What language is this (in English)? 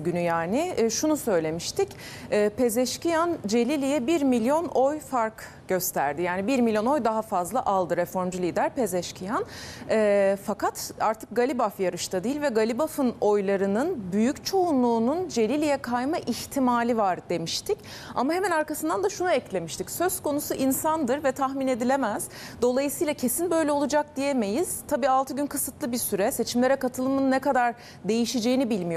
Turkish